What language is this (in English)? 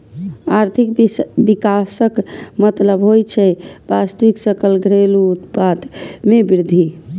Maithili